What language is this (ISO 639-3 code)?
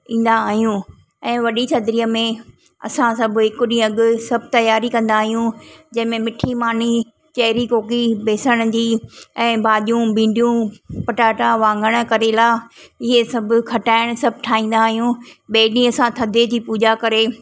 snd